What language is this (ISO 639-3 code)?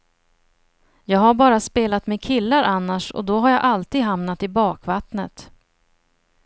swe